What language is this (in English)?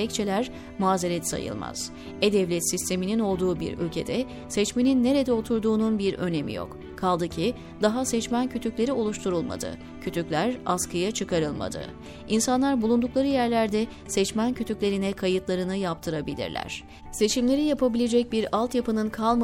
Turkish